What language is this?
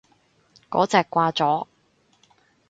Cantonese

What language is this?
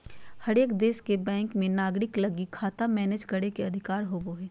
Magahi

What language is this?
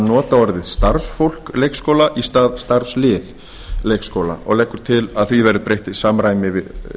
Icelandic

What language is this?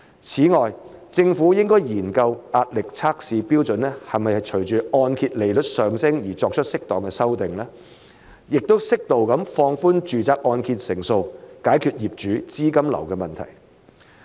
Cantonese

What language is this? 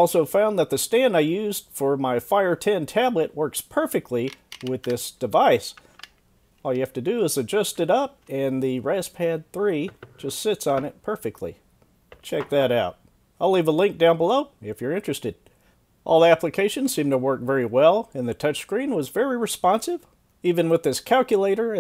English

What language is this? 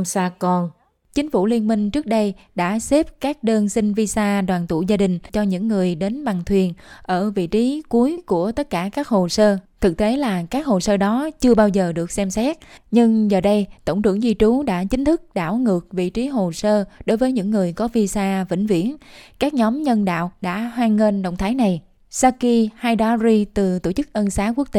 Vietnamese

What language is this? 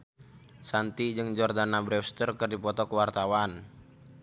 Sundanese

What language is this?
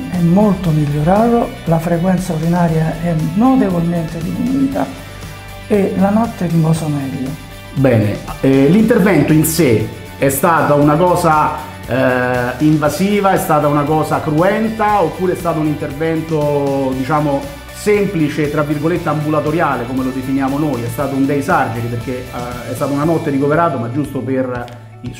Italian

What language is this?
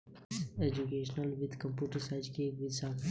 Hindi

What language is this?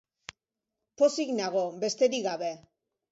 Basque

